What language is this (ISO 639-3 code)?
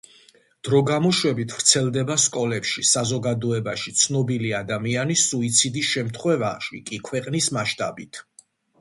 kat